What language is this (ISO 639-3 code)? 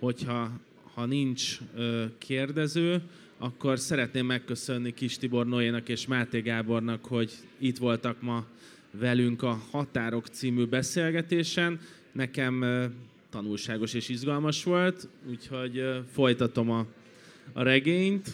hun